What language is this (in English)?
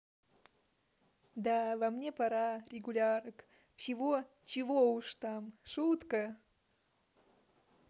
Russian